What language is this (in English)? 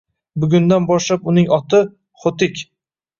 Uzbek